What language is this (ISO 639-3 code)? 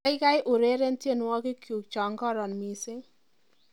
kln